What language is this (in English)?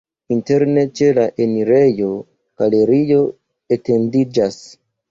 Esperanto